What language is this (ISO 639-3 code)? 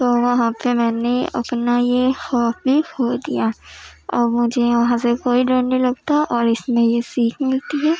urd